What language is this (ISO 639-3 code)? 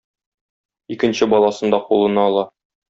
tat